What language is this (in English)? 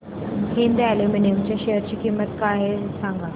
Marathi